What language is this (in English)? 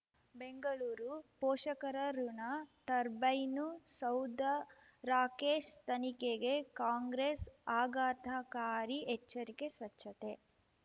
Kannada